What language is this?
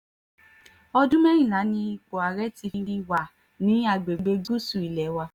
Yoruba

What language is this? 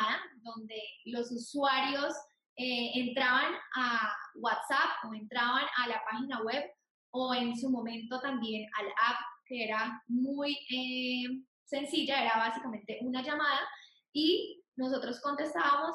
Spanish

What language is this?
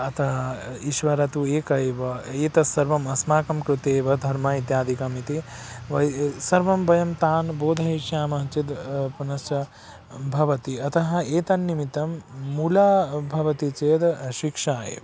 Sanskrit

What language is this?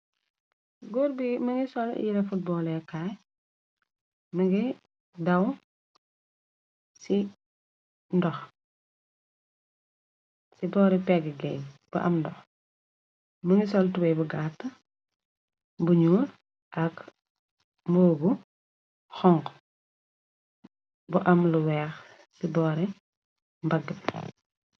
Wolof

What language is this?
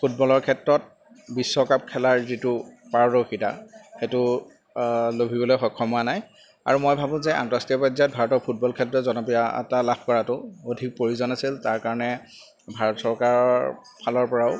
Assamese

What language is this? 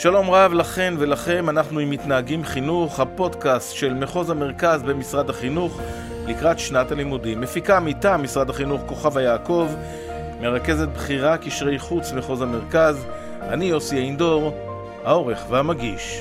Hebrew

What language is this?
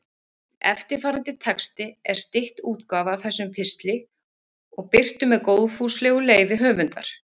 Icelandic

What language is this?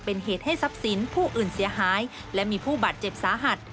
Thai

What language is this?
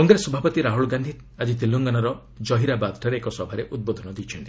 Odia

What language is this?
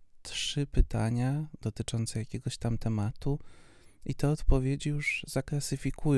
Polish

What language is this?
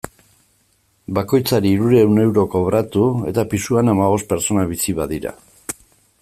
Basque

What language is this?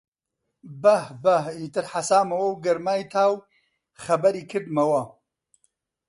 Central Kurdish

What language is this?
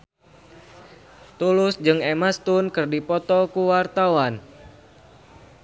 Sundanese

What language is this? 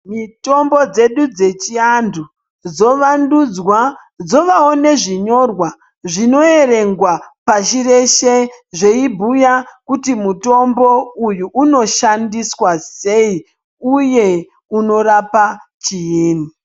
Ndau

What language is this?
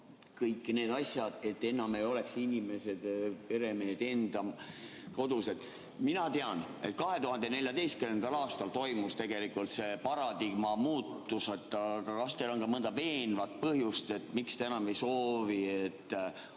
Estonian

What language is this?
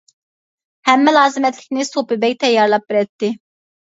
Uyghur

